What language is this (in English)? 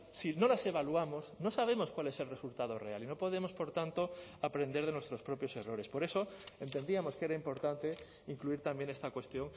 Spanish